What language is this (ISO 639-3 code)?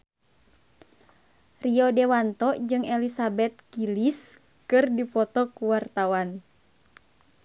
sun